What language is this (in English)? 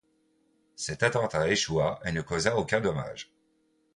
French